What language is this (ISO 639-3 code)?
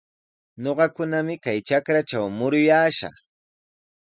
qws